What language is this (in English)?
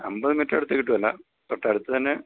Malayalam